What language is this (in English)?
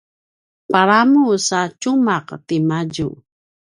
Paiwan